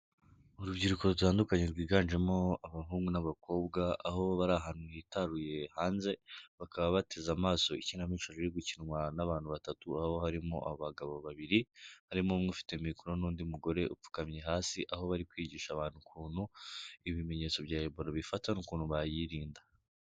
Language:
Kinyarwanda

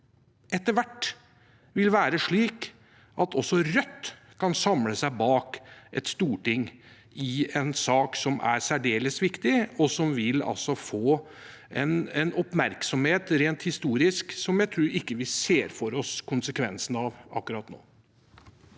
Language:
Norwegian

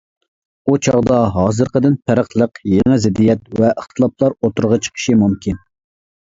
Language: Uyghur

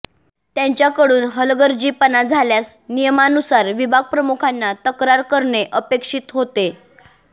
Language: Marathi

